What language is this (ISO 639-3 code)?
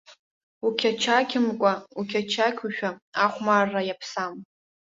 abk